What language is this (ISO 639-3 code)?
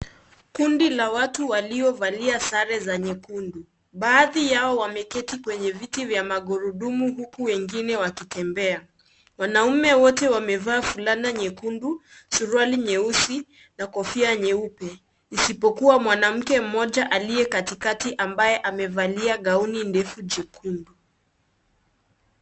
swa